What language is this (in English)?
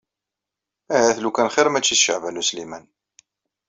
Kabyle